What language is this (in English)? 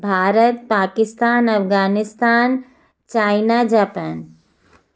Hindi